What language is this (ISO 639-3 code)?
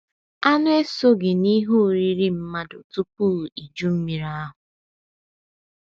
ibo